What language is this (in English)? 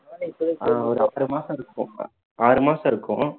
Tamil